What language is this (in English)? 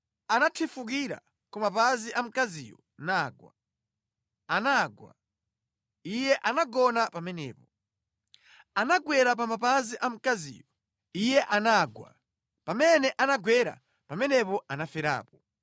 Nyanja